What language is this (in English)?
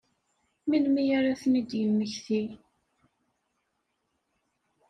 Kabyle